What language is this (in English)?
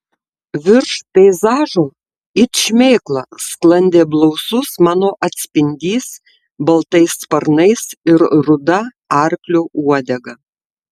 Lithuanian